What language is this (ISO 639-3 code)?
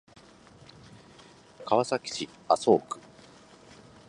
jpn